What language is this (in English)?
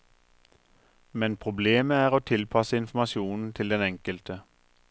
Norwegian